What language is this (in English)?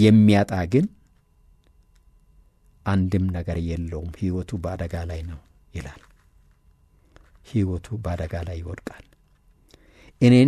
Arabic